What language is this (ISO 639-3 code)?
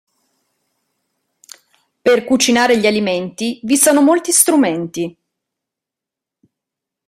ita